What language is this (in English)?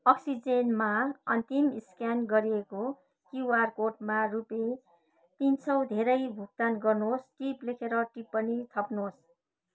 Nepali